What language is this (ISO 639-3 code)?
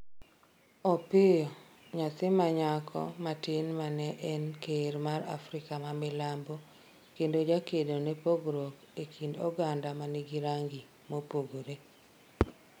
luo